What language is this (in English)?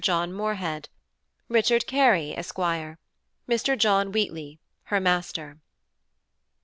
English